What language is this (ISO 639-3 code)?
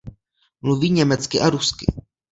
ces